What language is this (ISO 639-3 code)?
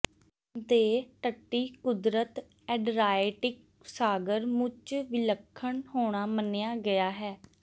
pan